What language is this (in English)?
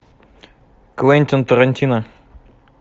Russian